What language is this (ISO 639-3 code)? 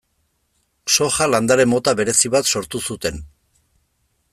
eus